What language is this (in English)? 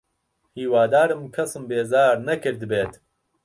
Central Kurdish